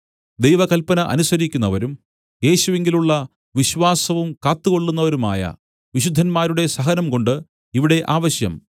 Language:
Malayalam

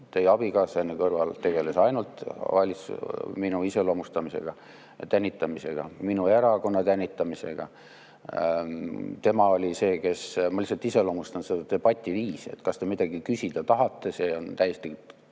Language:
Estonian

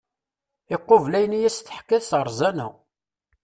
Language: Kabyle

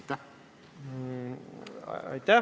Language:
Estonian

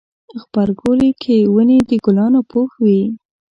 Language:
Pashto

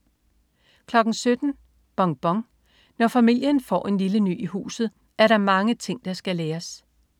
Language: Danish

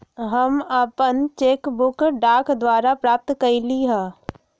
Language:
Magahi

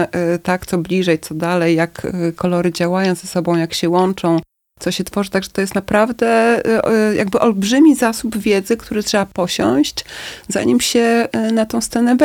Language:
Polish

